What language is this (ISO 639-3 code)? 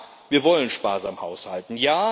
deu